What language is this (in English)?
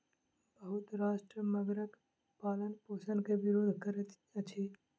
Maithili